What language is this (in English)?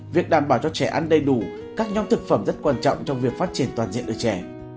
Vietnamese